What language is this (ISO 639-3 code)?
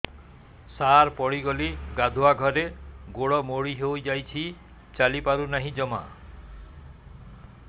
ori